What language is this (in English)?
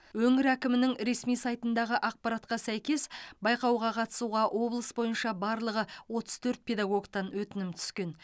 Kazakh